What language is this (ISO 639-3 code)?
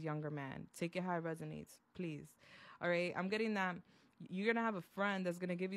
eng